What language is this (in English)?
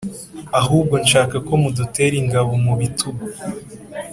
Kinyarwanda